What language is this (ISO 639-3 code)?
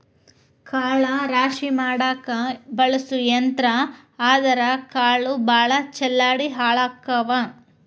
kan